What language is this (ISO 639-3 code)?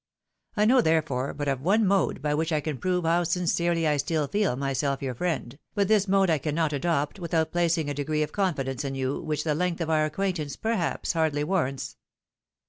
eng